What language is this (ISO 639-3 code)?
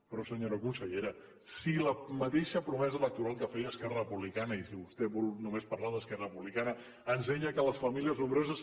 cat